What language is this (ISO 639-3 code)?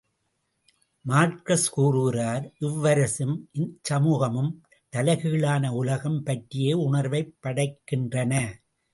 tam